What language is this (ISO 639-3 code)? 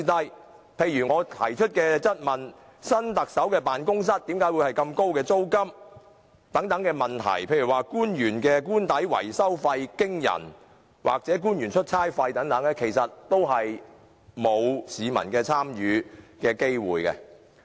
yue